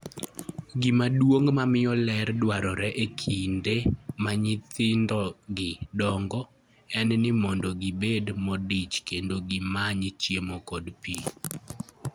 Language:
Luo (Kenya and Tanzania)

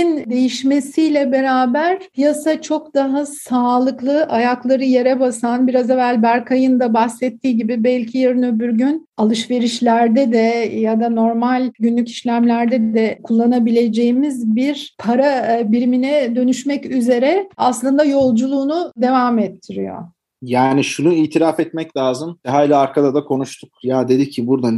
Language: Turkish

